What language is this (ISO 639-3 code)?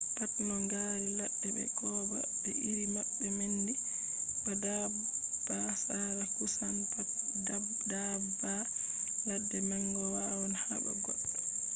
ful